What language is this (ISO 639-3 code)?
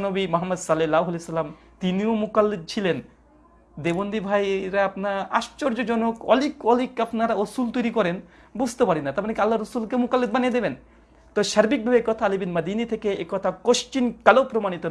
ben